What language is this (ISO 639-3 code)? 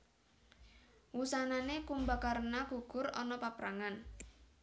jav